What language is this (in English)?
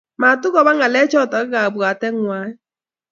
Kalenjin